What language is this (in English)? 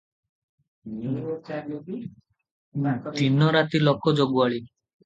Odia